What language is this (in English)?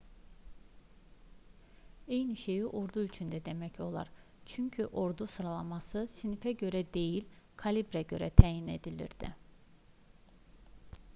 Azerbaijani